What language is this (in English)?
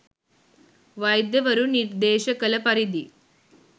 Sinhala